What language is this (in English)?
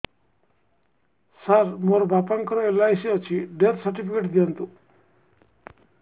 Odia